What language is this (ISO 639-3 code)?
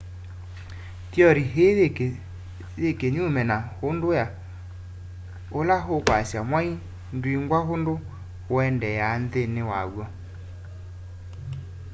kam